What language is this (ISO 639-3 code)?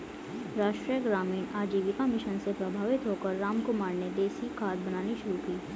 hin